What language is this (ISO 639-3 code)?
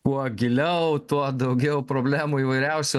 lit